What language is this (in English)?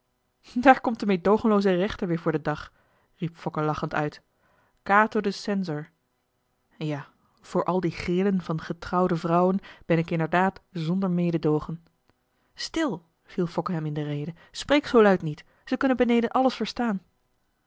Dutch